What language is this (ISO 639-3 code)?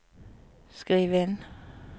nor